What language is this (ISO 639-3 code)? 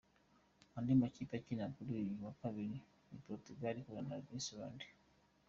kin